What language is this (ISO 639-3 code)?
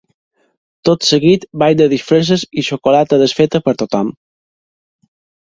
cat